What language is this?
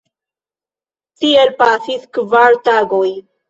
Esperanto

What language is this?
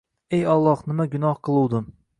Uzbek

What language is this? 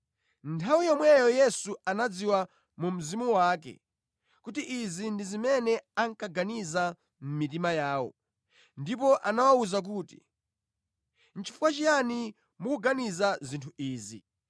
Nyanja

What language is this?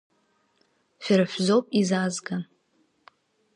Abkhazian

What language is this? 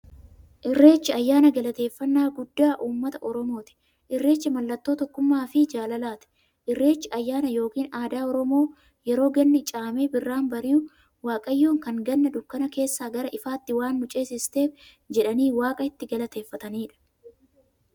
Oromo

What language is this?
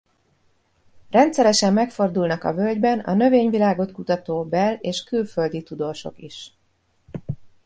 Hungarian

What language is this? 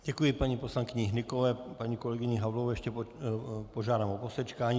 Czech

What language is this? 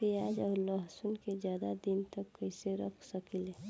Bhojpuri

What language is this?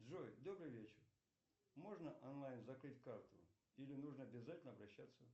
Russian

